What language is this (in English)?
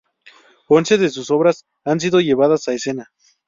Spanish